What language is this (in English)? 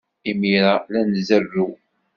Kabyle